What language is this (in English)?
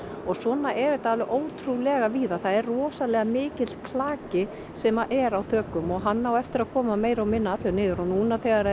Icelandic